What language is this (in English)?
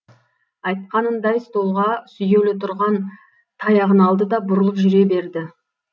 Kazakh